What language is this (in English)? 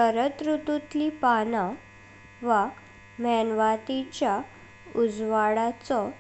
Konkani